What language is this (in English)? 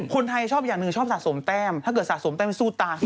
Thai